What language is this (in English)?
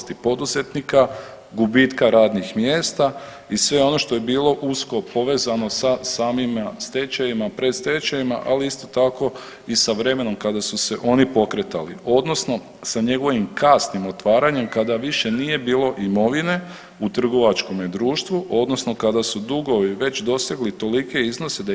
Croatian